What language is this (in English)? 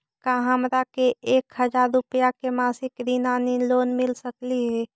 Magahi